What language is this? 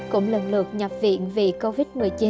Vietnamese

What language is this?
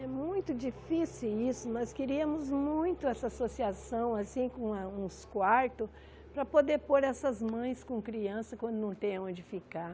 Portuguese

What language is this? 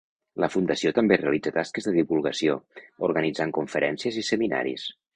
Catalan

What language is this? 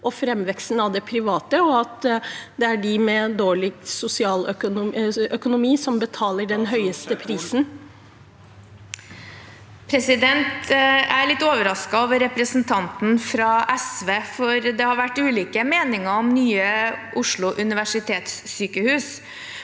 Norwegian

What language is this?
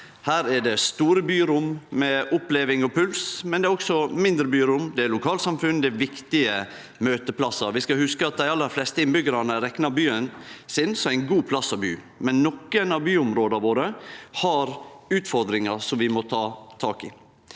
Norwegian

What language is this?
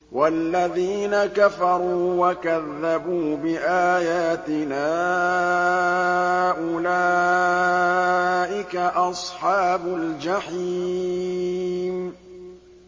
Arabic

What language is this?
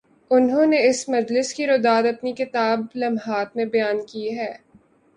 Urdu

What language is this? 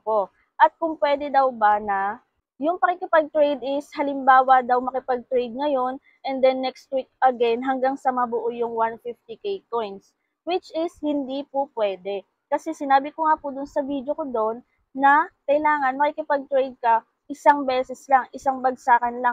Filipino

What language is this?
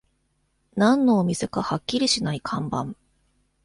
Japanese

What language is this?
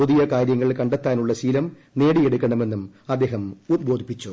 Malayalam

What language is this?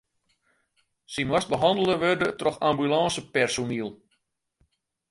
Western Frisian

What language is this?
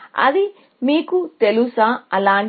Telugu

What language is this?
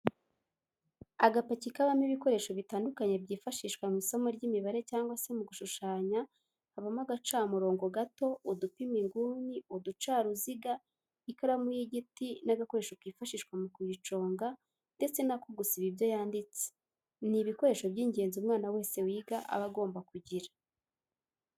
Kinyarwanda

